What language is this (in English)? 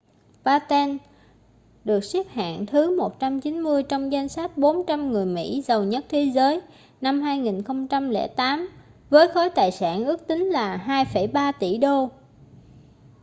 Vietnamese